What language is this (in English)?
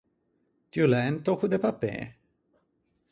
Ligurian